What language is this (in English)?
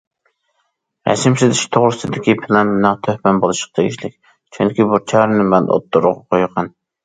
Uyghur